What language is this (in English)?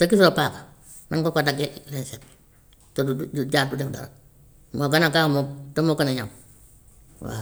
Gambian Wolof